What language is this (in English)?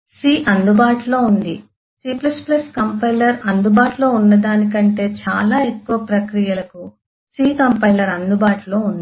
Telugu